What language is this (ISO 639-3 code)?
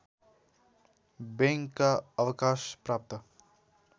nep